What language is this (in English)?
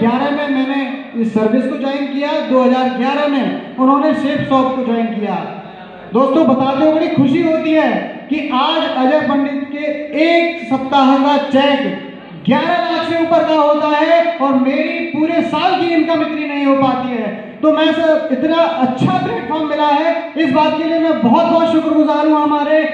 Hindi